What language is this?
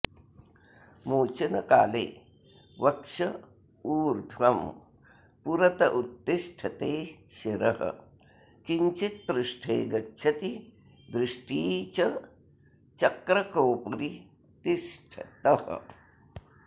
Sanskrit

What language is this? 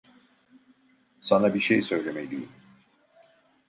Turkish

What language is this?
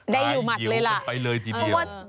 Thai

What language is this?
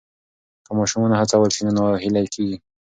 Pashto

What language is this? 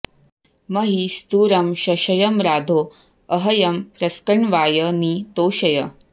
Sanskrit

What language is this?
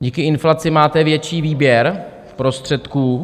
Czech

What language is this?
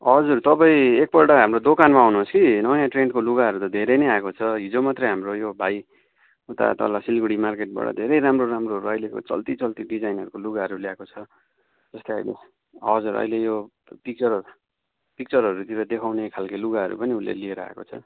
Nepali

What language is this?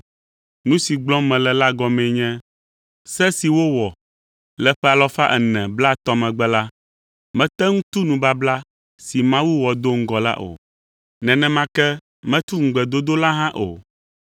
Ewe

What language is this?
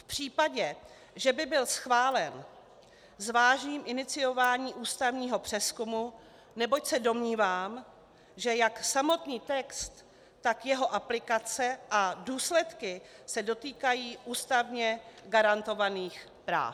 Czech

